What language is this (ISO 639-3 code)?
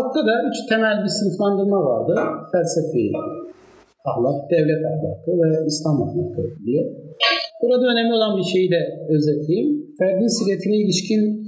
tur